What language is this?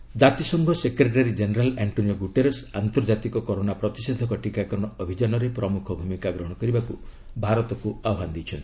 Odia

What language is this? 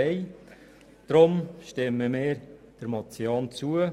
Swiss German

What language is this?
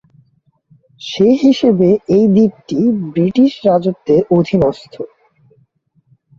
Bangla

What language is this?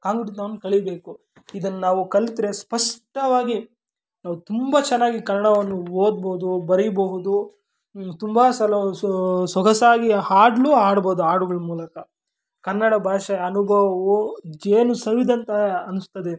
Kannada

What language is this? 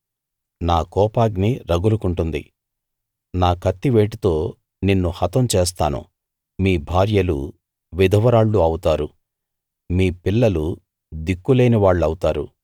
Telugu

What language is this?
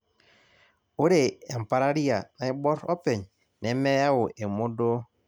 Masai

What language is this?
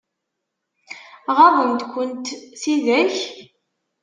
Kabyle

